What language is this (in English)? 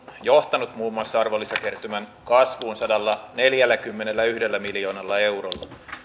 Finnish